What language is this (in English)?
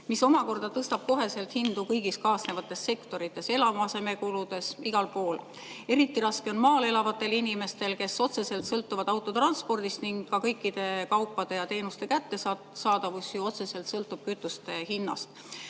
Estonian